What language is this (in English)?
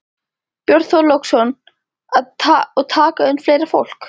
Icelandic